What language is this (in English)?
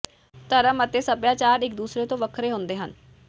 Punjabi